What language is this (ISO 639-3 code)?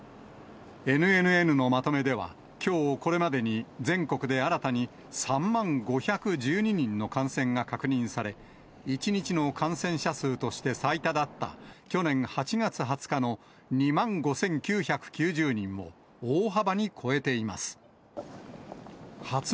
jpn